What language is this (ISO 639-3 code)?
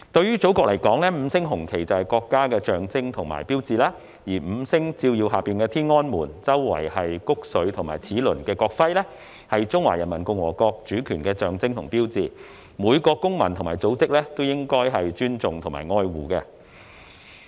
yue